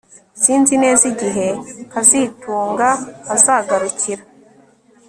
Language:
Kinyarwanda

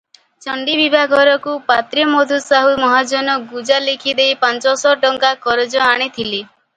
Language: Odia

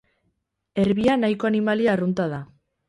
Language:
Basque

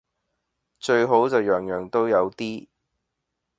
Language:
Cantonese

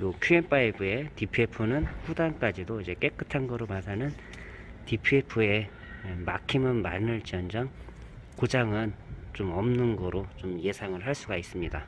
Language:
Korean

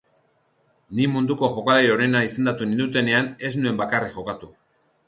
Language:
Basque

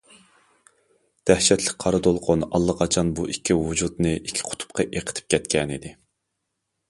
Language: Uyghur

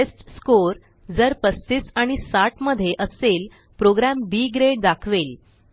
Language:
Marathi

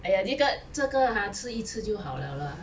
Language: English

